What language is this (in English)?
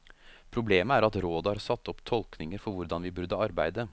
Norwegian